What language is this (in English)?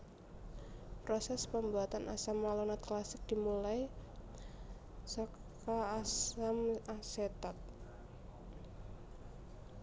Javanese